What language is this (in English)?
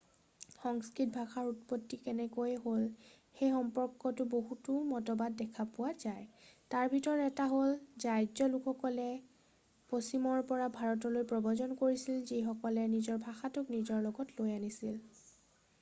Assamese